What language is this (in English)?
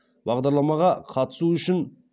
Kazakh